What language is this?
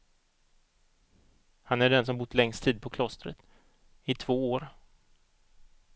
Swedish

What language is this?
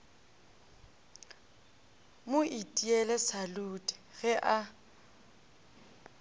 Northern Sotho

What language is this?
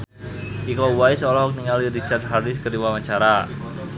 Sundanese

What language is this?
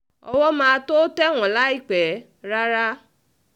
Yoruba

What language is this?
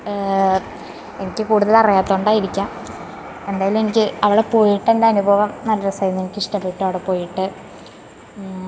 Malayalam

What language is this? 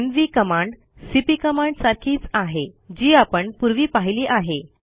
Marathi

